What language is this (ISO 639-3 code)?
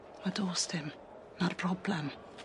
cym